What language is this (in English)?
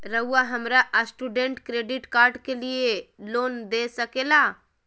Magahi